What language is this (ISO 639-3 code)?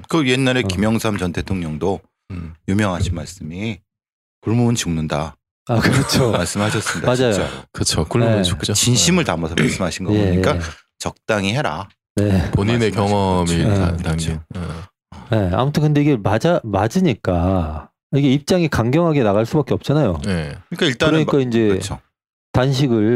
kor